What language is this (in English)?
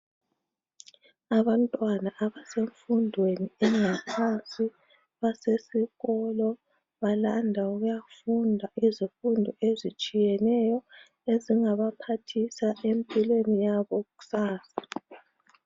North Ndebele